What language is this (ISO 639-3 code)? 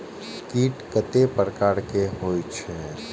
mai